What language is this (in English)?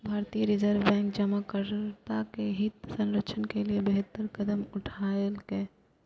Maithili